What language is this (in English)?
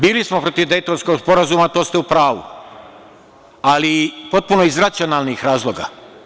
Serbian